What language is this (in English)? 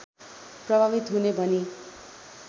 Nepali